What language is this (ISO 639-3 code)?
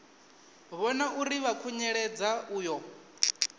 ven